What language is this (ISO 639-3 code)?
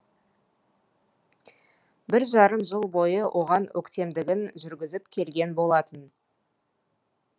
kaz